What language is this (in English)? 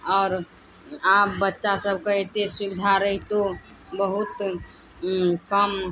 Maithili